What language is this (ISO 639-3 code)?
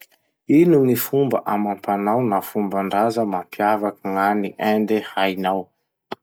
msh